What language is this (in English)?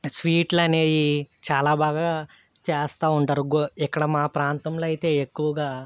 Telugu